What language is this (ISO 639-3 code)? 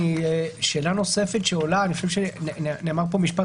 heb